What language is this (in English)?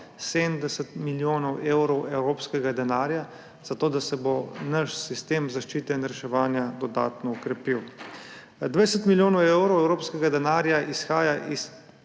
Slovenian